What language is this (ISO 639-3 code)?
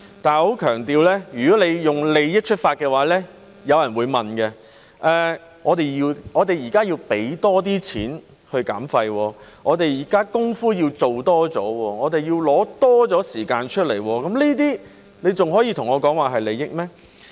yue